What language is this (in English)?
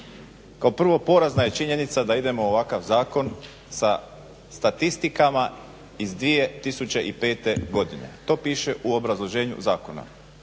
Croatian